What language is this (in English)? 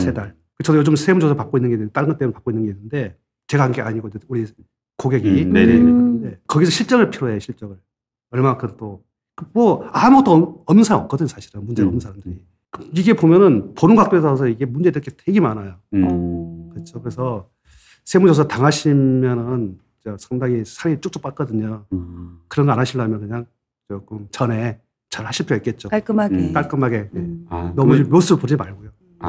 Korean